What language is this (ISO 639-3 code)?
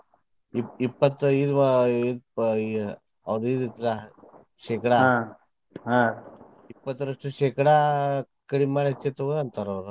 kan